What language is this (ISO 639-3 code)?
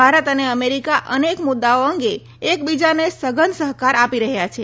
guj